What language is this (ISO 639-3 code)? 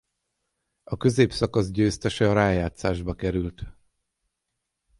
hun